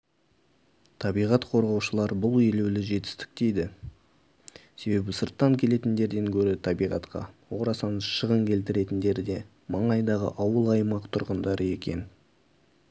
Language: Kazakh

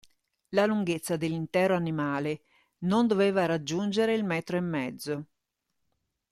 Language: Italian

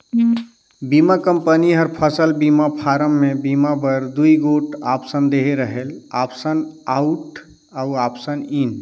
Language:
Chhattisgarhi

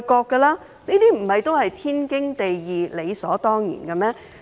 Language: Cantonese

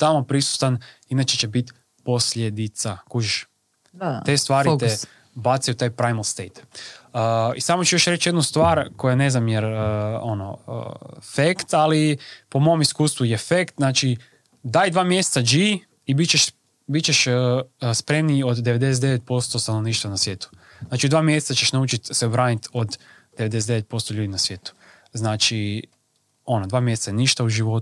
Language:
Croatian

